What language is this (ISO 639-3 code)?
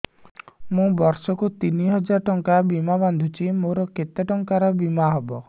ori